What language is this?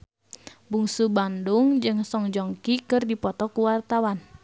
Sundanese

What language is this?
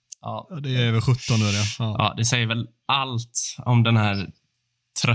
Swedish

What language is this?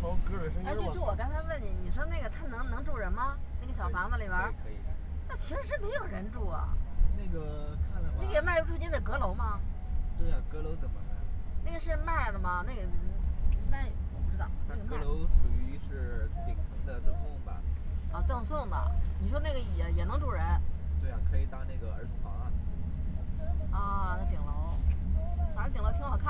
Chinese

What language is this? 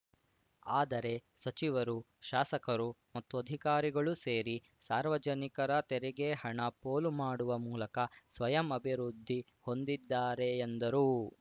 Kannada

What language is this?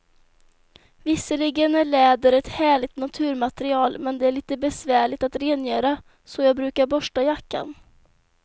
Swedish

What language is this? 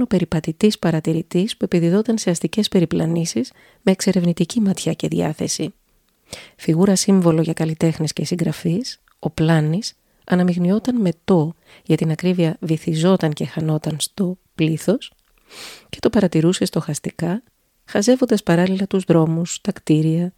Greek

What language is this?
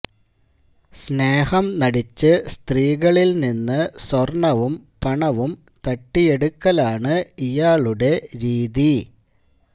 Malayalam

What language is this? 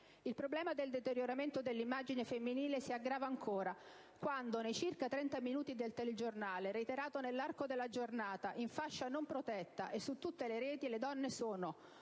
Italian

